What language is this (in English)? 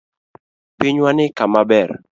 Luo (Kenya and Tanzania)